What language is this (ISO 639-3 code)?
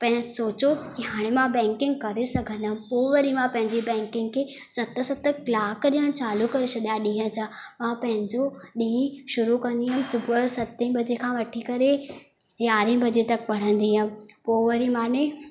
snd